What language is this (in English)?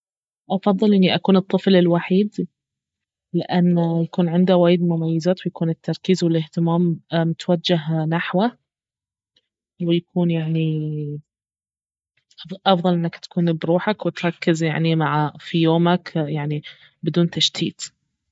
Baharna Arabic